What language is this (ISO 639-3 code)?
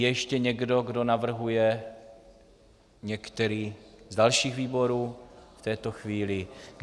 ces